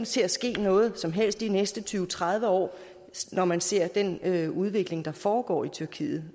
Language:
Danish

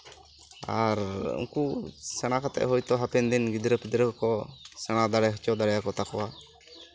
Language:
Santali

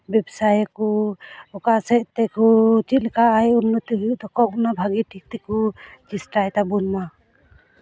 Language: Santali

